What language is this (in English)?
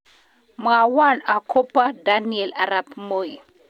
Kalenjin